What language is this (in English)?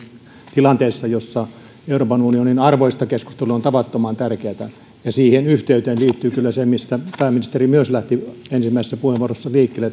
Finnish